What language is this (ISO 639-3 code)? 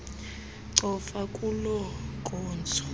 xho